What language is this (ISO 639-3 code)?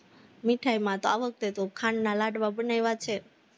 guj